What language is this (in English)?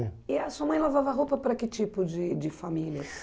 Portuguese